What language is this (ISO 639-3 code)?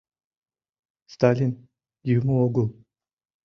chm